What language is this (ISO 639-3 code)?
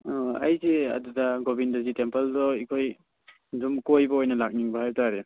mni